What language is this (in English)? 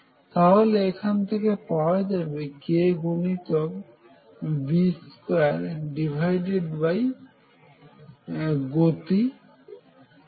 Bangla